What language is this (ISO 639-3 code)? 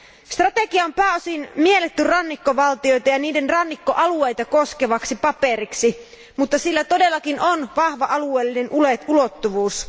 fin